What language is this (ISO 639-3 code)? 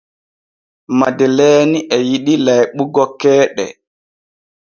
fue